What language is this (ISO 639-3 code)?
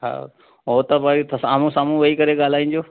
snd